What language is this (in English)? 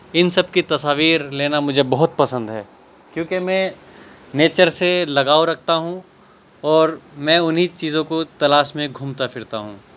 Urdu